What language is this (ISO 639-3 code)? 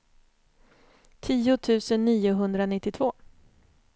swe